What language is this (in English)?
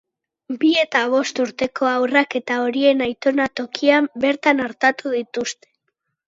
Basque